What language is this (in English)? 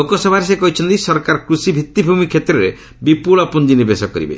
Odia